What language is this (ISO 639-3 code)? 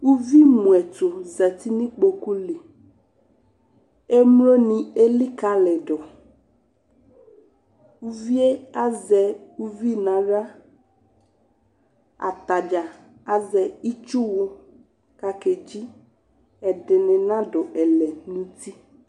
kpo